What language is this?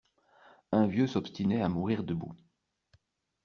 French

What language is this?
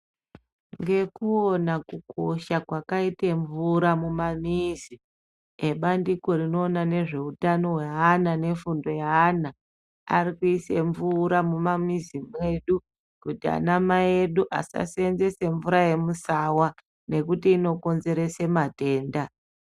Ndau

